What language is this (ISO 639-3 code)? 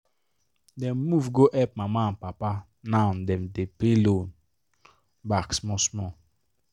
pcm